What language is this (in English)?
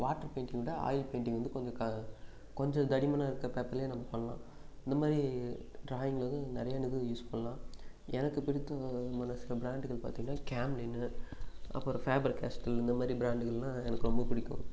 Tamil